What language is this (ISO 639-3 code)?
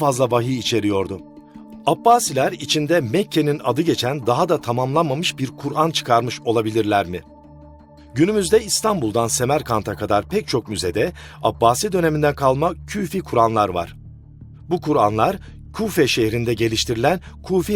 tur